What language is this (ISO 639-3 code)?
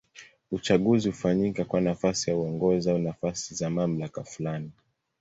swa